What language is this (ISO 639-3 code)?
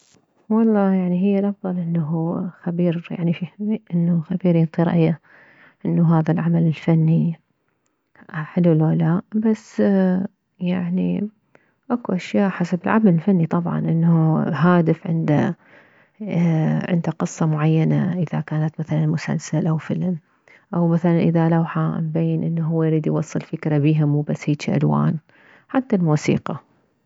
acm